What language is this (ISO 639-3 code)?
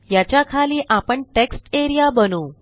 mar